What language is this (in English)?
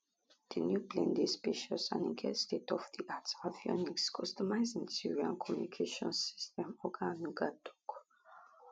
Nigerian Pidgin